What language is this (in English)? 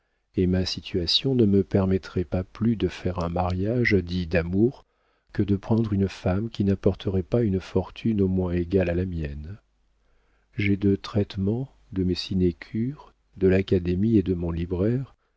French